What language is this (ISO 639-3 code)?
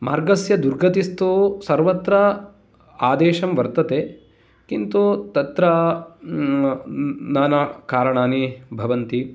san